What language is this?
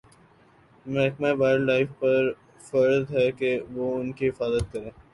Urdu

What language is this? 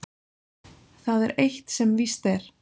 Icelandic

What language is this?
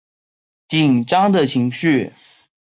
Chinese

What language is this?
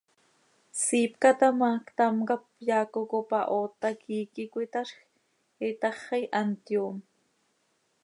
Seri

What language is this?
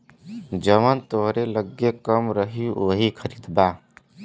Bhojpuri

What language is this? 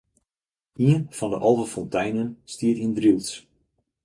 Western Frisian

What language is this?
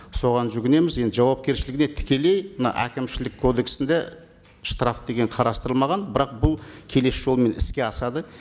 Kazakh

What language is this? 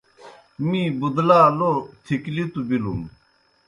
Kohistani Shina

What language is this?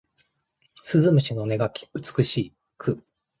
Japanese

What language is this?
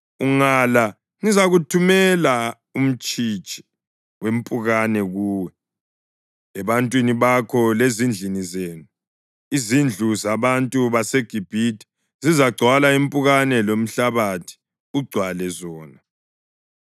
North Ndebele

